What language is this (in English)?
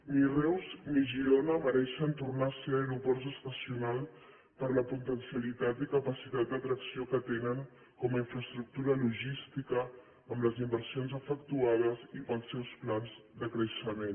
Catalan